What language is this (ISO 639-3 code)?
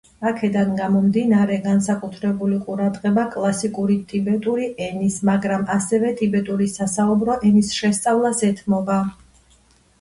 kat